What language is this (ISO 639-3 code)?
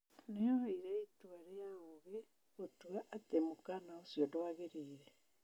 kik